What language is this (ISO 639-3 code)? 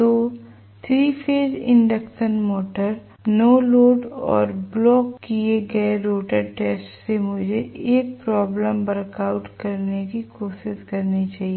hin